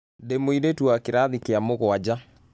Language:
Kikuyu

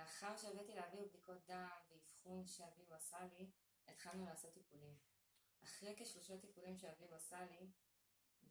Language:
Hebrew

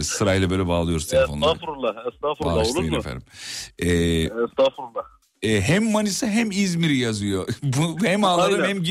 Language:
Turkish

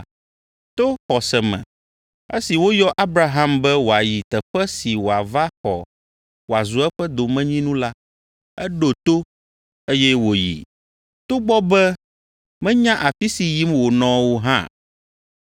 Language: Ewe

